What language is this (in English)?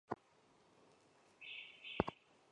Chinese